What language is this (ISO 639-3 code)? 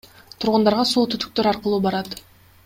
kir